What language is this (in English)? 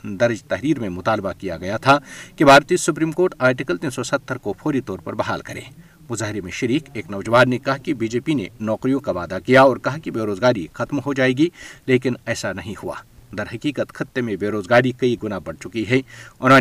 Urdu